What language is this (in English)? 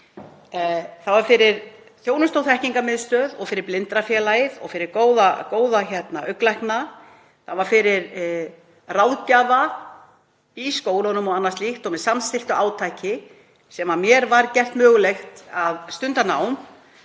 Icelandic